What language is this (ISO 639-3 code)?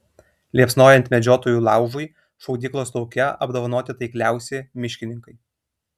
lit